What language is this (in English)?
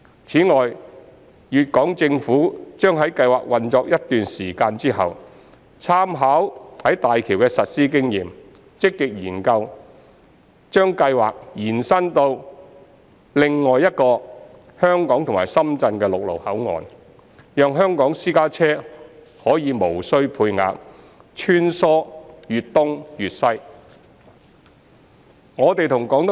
Cantonese